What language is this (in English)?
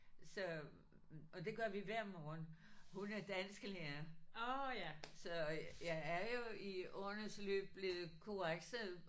Danish